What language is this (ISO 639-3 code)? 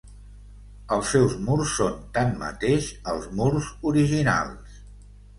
cat